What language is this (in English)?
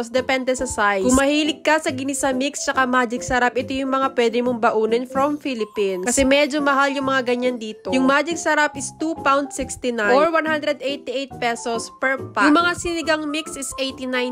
Filipino